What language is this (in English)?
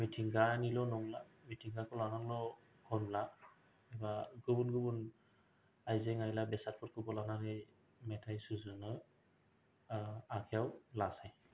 Bodo